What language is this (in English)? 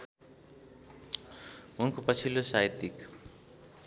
Nepali